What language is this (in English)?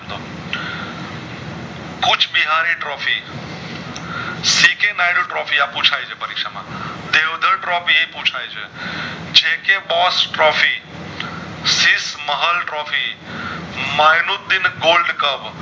Gujarati